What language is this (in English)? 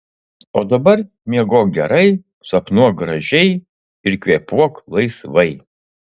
Lithuanian